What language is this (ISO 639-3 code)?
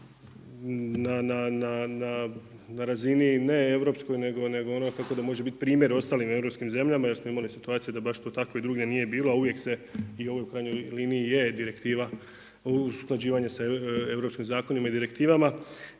hrv